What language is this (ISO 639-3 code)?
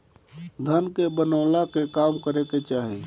bho